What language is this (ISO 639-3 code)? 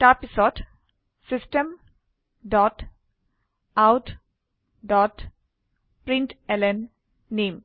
asm